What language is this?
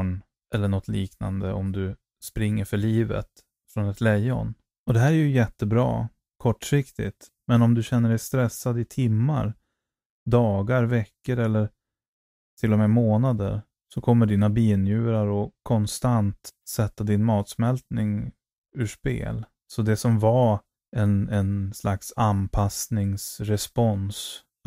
Swedish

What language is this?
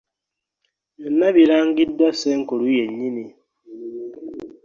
Ganda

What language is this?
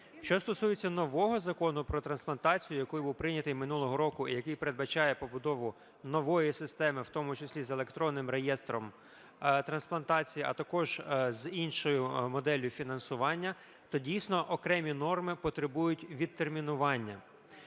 Ukrainian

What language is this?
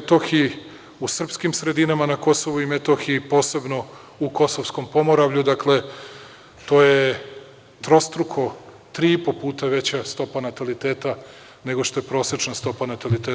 Serbian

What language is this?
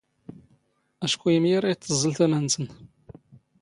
Standard Moroccan Tamazight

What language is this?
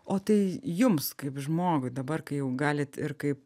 Lithuanian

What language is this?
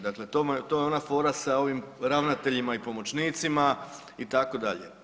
Croatian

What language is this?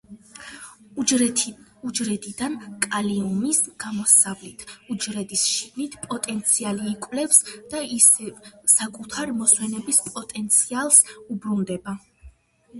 Georgian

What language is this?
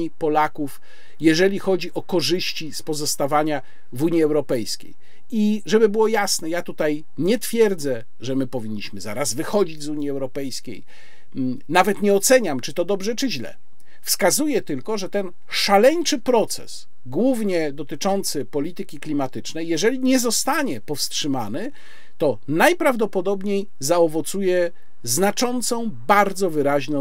Polish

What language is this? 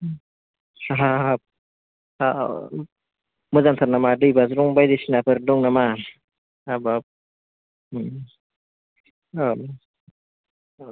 Bodo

